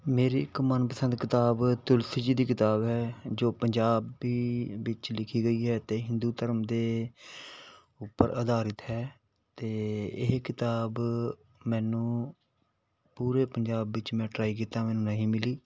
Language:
Punjabi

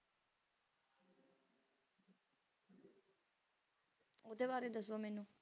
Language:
Punjabi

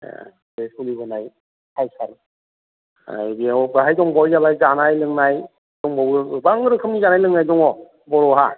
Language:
Bodo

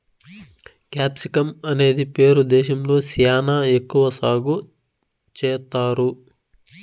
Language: Telugu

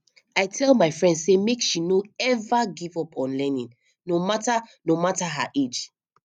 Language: Nigerian Pidgin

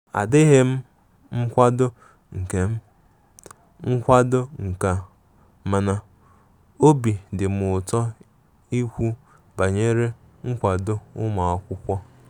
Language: Igbo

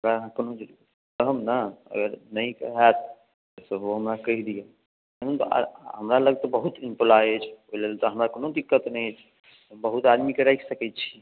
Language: Maithili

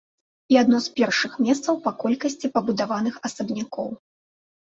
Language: Belarusian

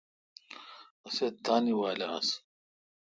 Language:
Kalkoti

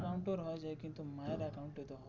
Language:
Bangla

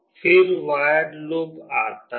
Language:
Hindi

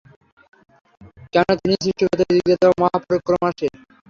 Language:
Bangla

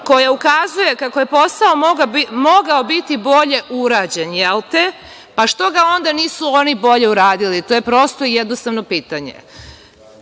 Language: Serbian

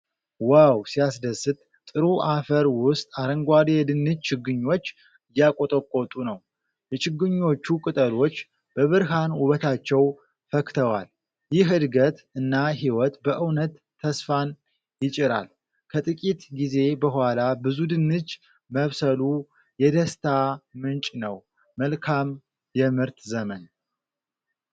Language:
Amharic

